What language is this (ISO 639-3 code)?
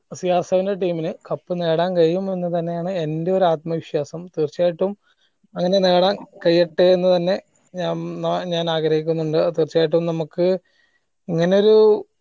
mal